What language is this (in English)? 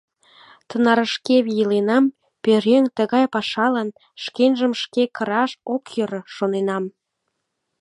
Mari